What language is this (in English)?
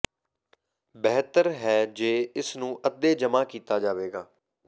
Punjabi